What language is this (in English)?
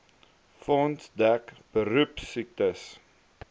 Afrikaans